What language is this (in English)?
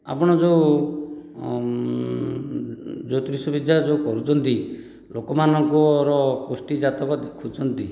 Odia